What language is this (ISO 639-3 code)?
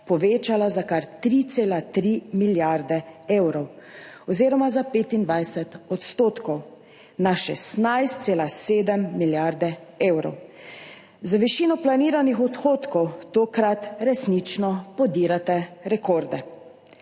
slv